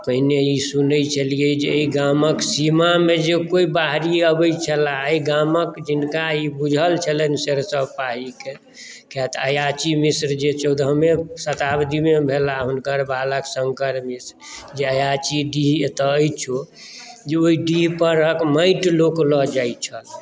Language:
Maithili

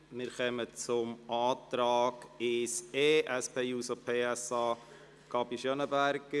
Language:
Swiss German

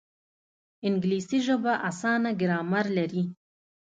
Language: Pashto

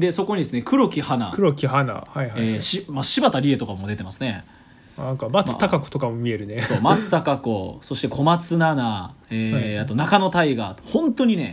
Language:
Japanese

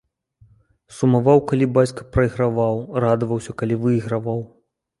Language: Belarusian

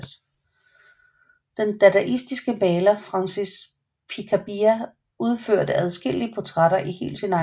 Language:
Danish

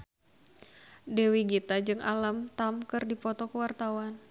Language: Sundanese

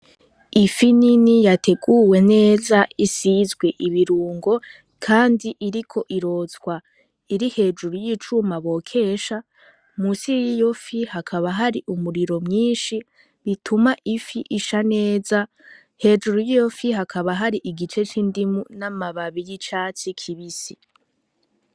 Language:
Rundi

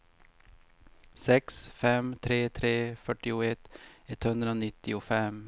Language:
Swedish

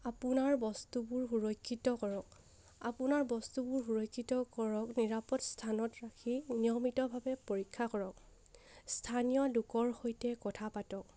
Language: Assamese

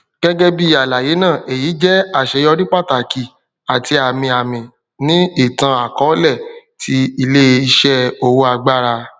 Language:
Yoruba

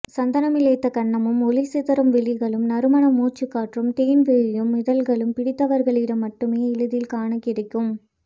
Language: Tamil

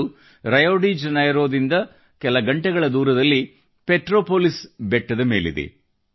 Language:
Kannada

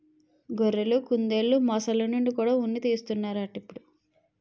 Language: Telugu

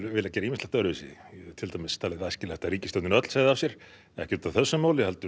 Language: Icelandic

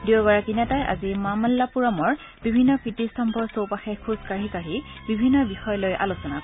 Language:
Assamese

